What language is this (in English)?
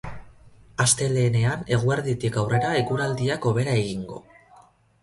Basque